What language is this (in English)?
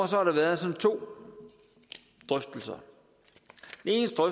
Danish